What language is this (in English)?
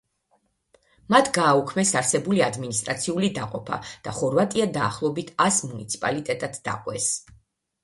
Georgian